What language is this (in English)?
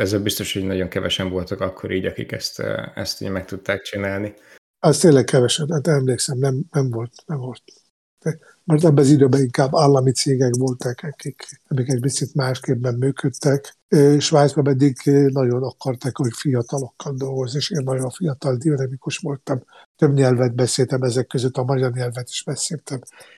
Hungarian